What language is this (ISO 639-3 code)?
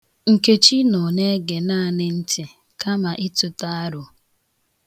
ibo